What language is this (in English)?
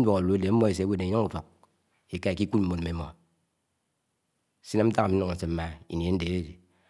Anaang